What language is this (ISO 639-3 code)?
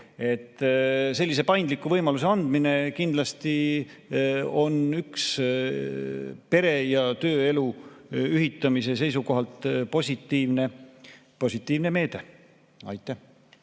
est